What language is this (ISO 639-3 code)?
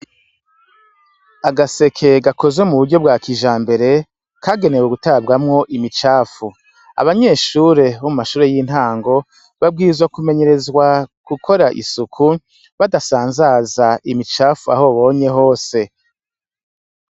run